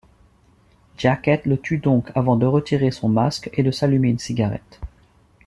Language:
French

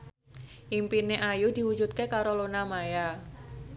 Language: Javanese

